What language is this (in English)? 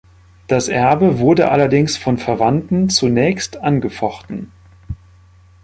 German